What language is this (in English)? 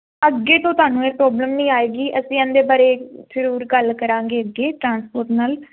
Punjabi